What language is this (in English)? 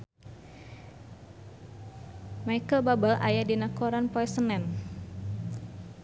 Sundanese